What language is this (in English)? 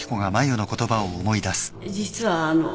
Japanese